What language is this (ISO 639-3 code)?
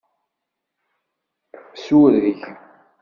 kab